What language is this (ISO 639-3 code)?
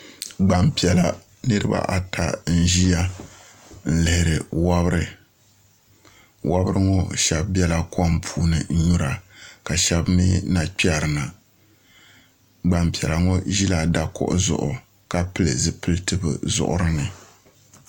dag